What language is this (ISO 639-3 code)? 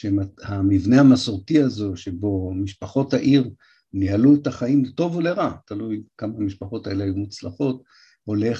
heb